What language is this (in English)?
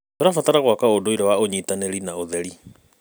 Kikuyu